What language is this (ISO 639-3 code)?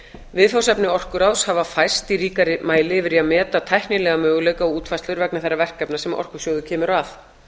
isl